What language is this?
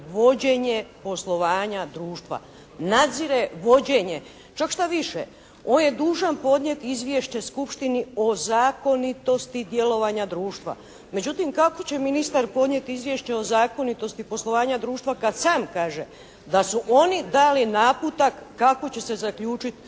Croatian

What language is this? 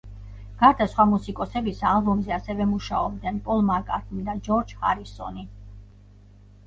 Georgian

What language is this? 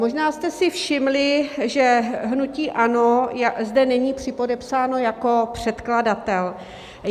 Czech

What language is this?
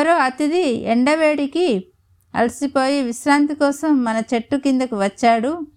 Telugu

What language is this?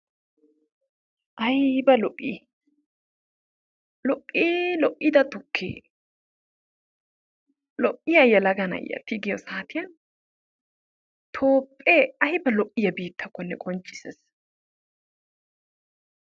Wolaytta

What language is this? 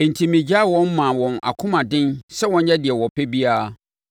Akan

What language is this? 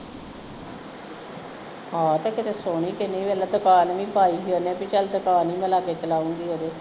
Punjabi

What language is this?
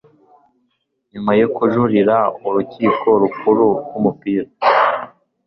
Kinyarwanda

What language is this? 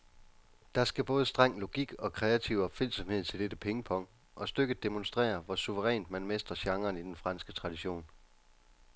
Danish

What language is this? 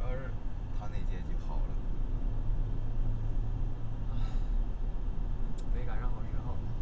Chinese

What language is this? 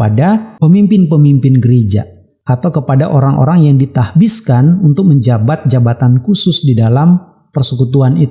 Indonesian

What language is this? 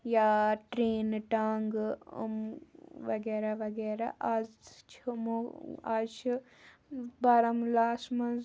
Kashmiri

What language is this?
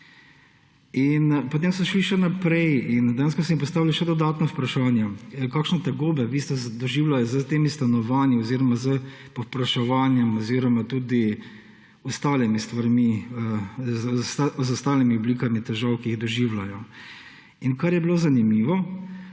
Slovenian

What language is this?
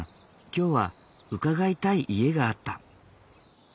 Japanese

